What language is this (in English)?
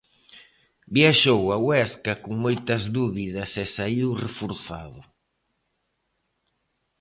Galician